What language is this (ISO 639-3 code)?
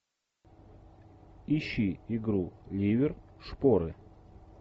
rus